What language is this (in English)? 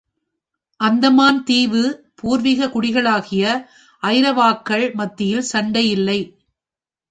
Tamil